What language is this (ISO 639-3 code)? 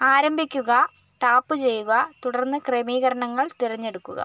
mal